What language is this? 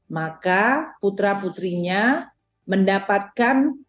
Indonesian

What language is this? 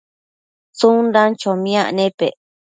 Matsés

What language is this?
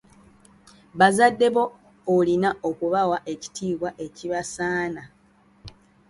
Ganda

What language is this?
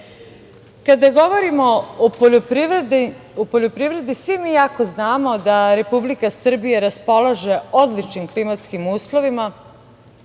Serbian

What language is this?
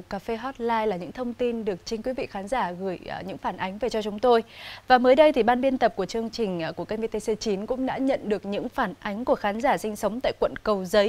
Vietnamese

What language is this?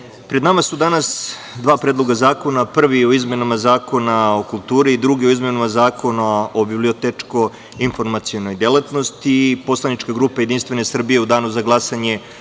Serbian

